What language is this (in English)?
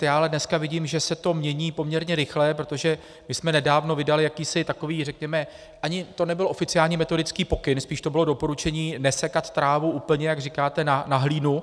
Czech